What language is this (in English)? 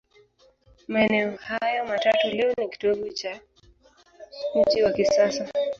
Swahili